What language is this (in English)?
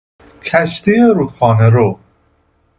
Persian